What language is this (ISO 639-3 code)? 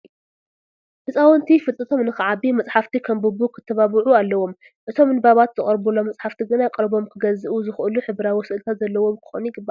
tir